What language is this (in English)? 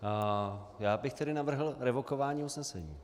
Czech